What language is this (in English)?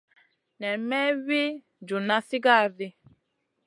Masana